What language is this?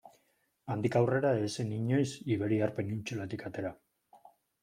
Basque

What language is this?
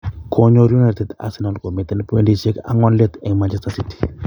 Kalenjin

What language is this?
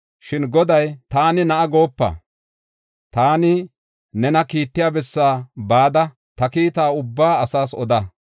Gofa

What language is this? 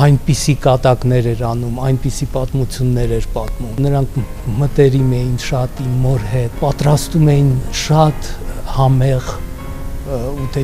Turkish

